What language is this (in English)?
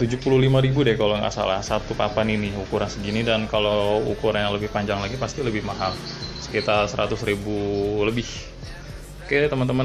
Indonesian